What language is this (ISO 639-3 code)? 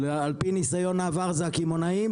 heb